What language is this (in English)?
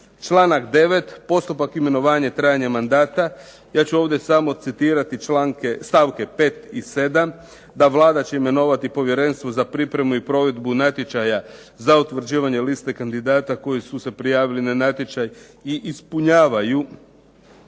Croatian